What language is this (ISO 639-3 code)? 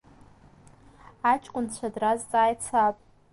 abk